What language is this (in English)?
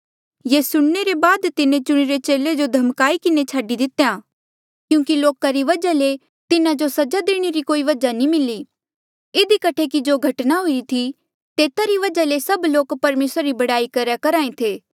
Mandeali